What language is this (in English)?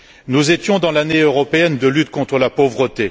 French